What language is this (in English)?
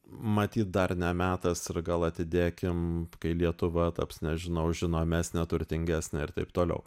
Lithuanian